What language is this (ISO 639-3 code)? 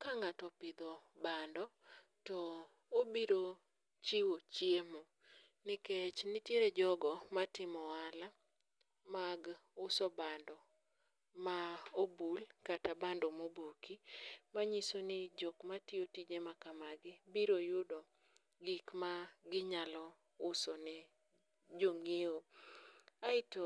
luo